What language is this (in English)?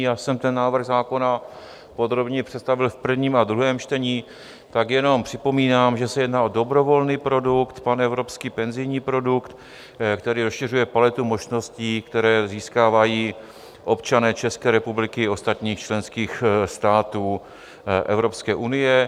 Czech